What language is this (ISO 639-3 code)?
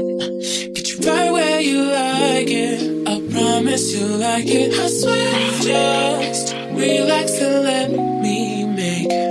eng